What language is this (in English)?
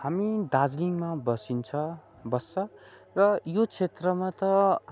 Nepali